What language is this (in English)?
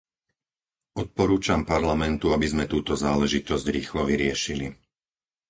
Slovak